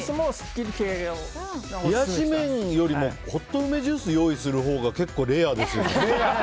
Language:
Japanese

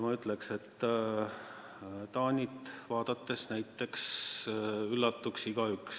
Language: Estonian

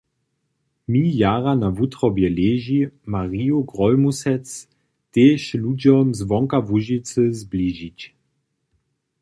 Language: Upper Sorbian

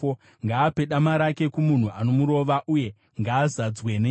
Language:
Shona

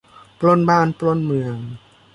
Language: Thai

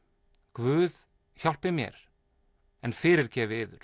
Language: Icelandic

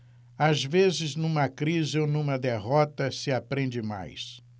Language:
Portuguese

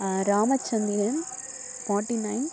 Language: Tamil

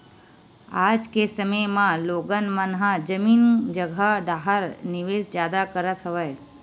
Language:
Chhattisgarhi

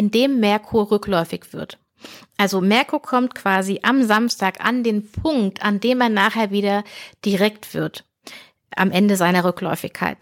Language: German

